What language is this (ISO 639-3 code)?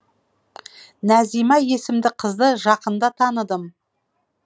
kaz